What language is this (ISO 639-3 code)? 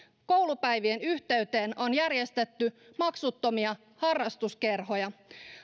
fin